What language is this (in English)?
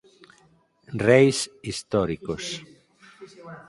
Galician